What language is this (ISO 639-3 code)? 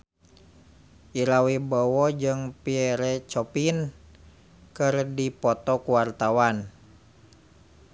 sun